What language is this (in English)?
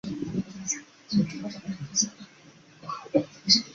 Chinese